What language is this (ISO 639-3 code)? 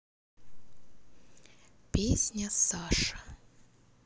rus